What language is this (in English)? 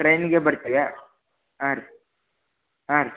Kannada